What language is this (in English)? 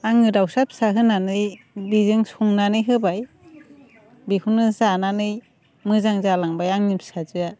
Bodo